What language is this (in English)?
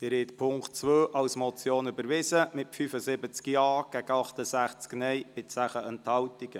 Swiss German